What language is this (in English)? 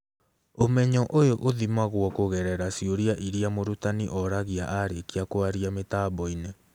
Kikuyu